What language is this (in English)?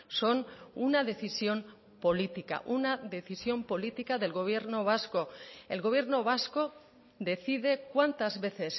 Spanish